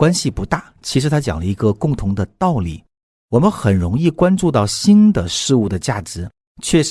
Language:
Chinese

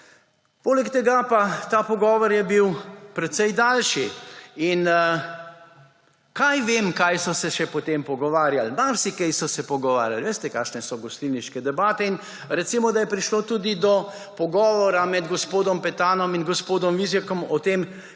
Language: Slovenian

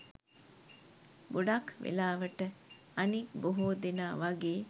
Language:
Sinhala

